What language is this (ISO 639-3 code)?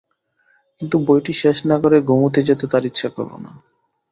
ben